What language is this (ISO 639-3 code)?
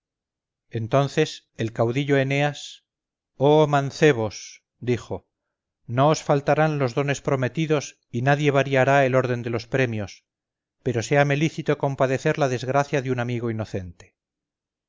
spa